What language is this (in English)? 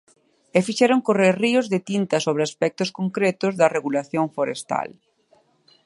Galician